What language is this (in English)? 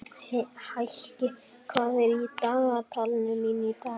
Icelandic